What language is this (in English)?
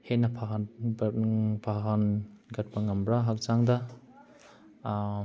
Manipuri